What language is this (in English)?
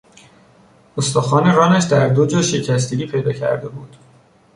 Persian